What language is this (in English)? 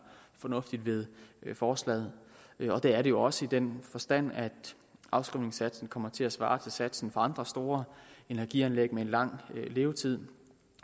Danish